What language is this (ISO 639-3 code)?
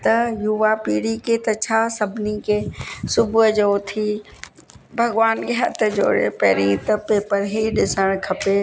snd